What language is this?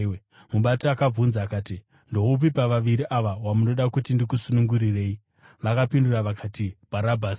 Shona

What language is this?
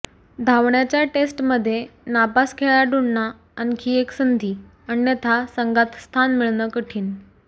Marathi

